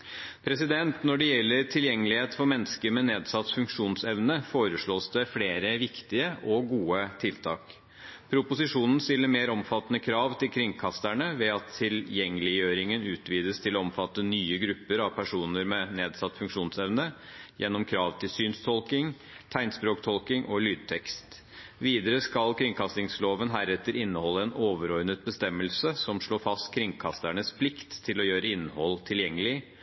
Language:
Norwegian Bokmål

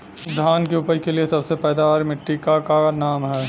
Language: Bhojpuri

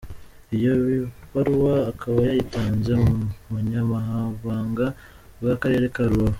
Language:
Kinyarwanda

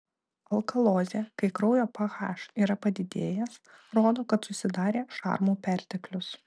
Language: Lithuanian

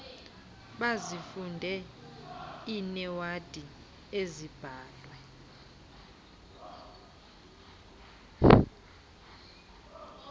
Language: Xhosa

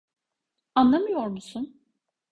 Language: Turkish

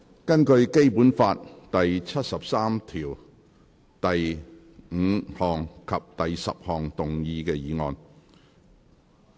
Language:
Cantonese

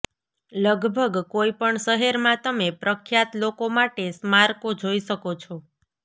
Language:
Gujarati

